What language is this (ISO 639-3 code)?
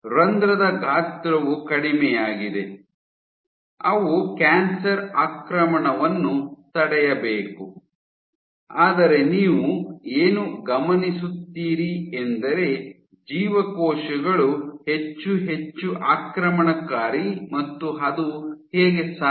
kan